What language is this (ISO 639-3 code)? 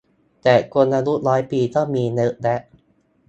tha